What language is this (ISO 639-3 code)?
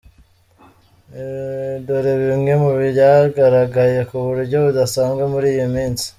kin